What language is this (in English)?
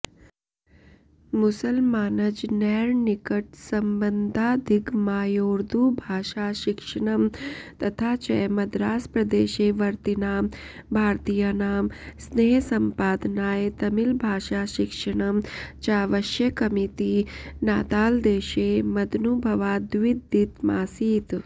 Sanskrit